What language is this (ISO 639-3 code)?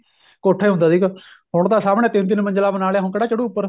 pan